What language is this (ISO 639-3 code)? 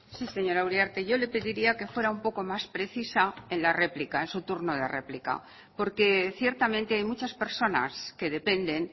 spa